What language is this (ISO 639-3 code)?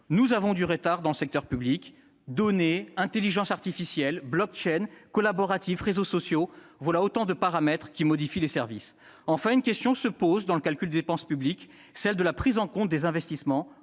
fra